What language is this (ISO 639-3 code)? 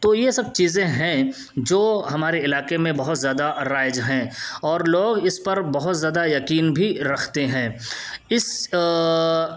urd